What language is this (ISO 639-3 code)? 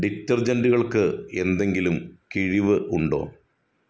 mal